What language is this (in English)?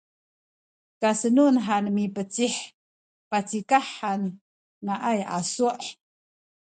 Sakizaya